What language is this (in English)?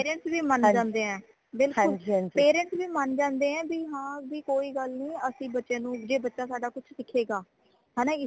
Punjabi